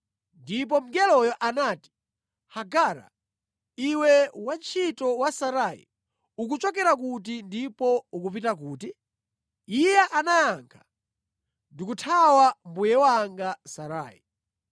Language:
Nyanja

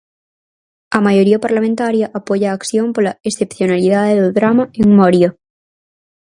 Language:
Galician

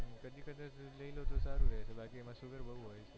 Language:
Gujarati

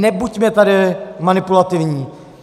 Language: Czech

